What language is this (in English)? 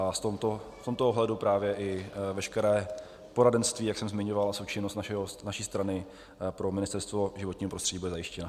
Czech